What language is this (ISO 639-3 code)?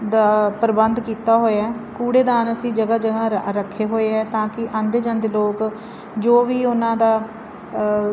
pan